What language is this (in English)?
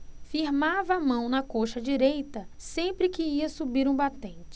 Portuguese